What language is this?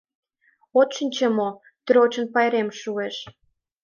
Mari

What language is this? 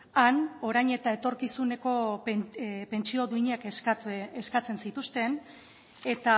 Basque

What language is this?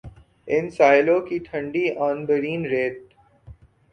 Urdu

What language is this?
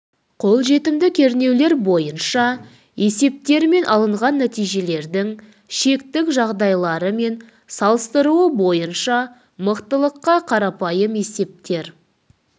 Kazakh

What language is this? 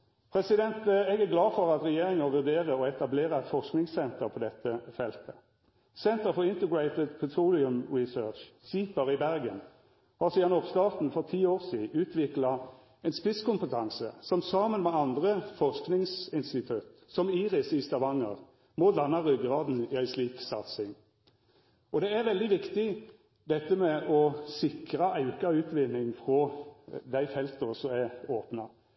Norwegian Nynorsk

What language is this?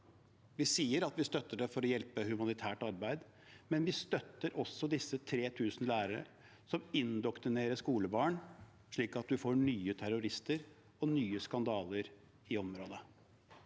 Norwegian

